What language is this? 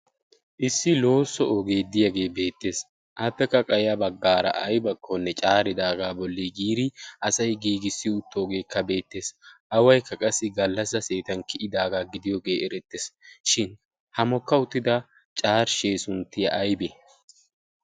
Wolaytta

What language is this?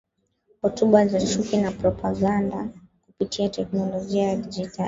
Swahili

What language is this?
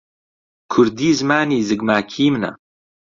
Central Kurdish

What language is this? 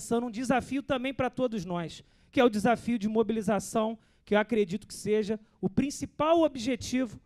Portuguese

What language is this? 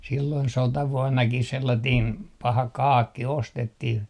Finnish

